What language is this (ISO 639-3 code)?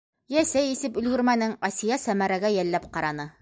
bak